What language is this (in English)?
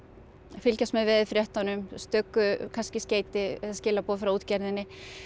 Icelandic